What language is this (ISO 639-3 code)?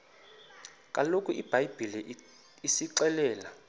xho